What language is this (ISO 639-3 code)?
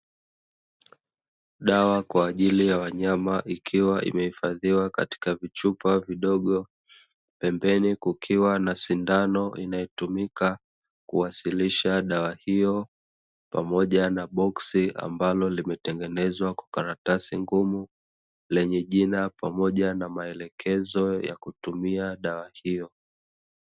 swa